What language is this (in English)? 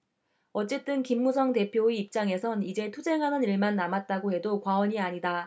Korean